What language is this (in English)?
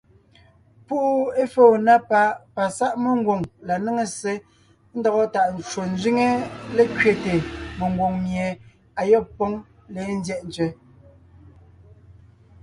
Ngiemboon